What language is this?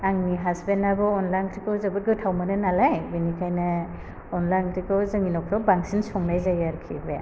Bodo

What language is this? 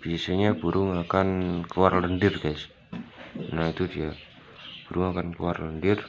Indonesian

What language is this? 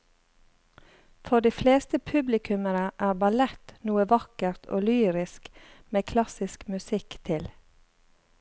Norwegian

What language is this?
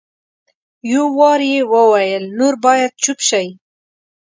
Pashto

